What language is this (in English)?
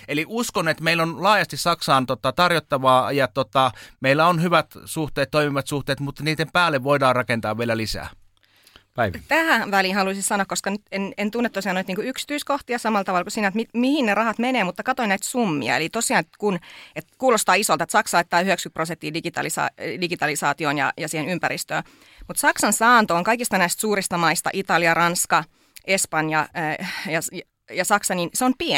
Finnish